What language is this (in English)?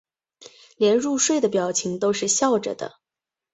Chinese